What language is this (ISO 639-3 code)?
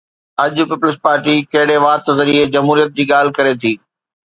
snd